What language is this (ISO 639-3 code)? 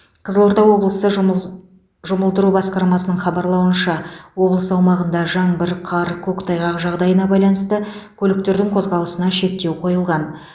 kaz